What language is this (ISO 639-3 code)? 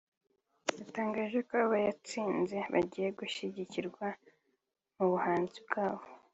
kin